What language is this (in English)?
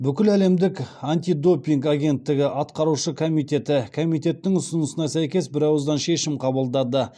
Kazakh